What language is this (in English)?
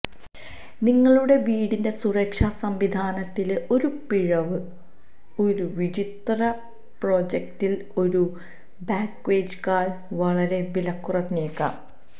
Malayalam